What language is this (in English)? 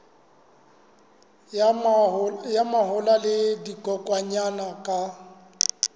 Southern Sotho